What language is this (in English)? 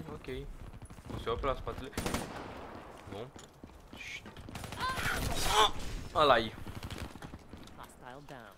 Romanian